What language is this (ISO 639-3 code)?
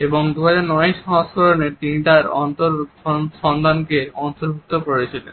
ben